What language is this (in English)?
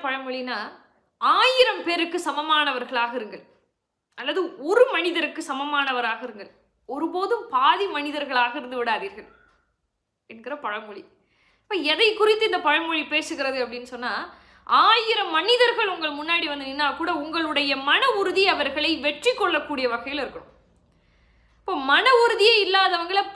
Indonesian